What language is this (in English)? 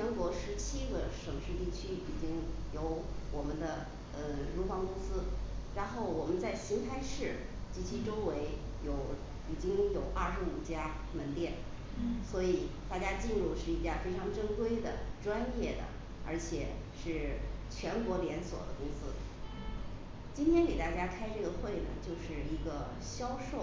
Chinese